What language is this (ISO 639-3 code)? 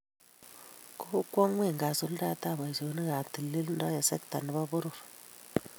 kln